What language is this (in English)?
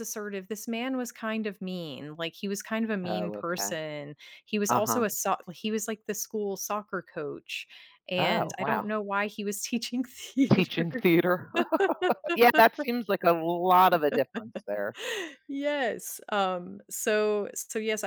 English